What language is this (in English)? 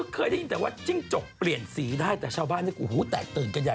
Thai